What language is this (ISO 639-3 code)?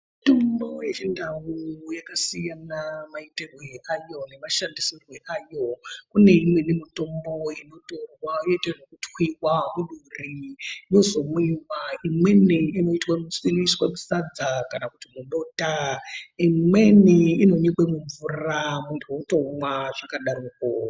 ndc